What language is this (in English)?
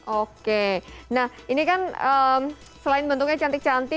Indonesian